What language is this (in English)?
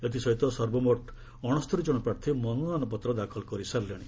Odia